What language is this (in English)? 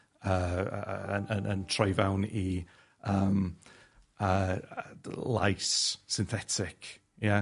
Welsh